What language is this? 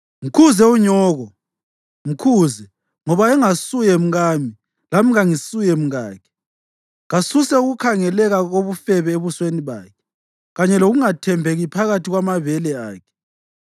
North Ndebele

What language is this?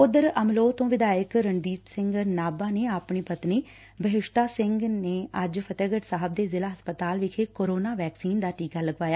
Punjabi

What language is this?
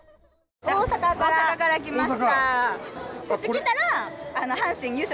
Japanese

